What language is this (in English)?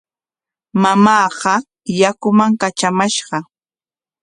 Corongo Ancash Quechua